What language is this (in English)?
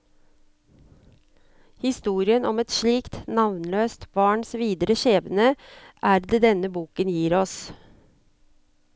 Norwegian